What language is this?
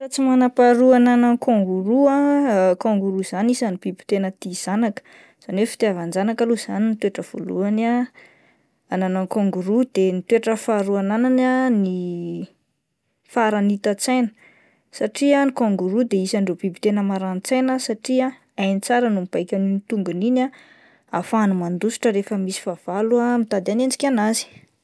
Malagasy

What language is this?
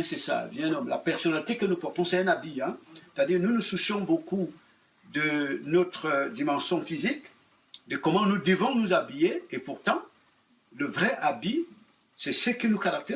French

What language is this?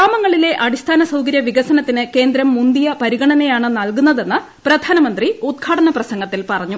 Malayalam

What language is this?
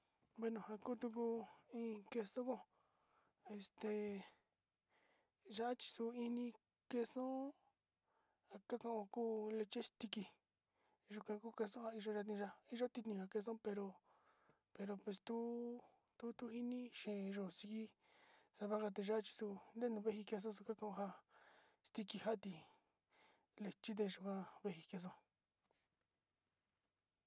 Sinicahua Mixtec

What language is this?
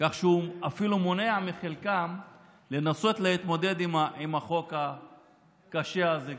Hebrew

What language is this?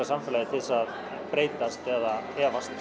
Icelandic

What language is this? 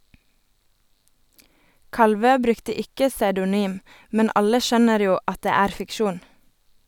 Norwegian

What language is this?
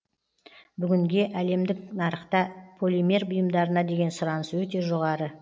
Kazakh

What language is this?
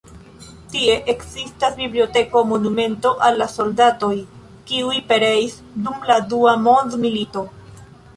Esperanto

